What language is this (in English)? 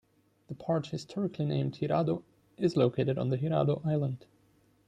English